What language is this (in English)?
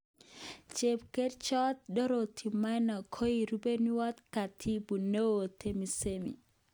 Kalenjin